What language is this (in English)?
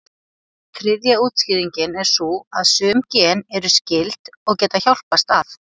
Icelandic